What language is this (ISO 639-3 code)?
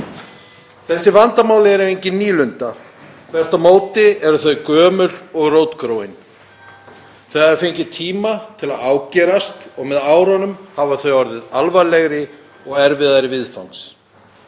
isl